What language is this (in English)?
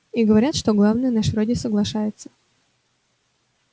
Russian